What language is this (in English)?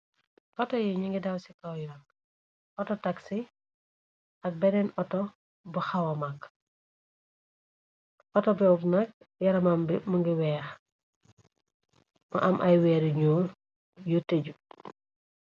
Wolof